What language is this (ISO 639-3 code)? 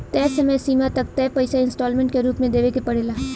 bho